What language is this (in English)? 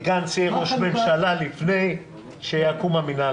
Hebrew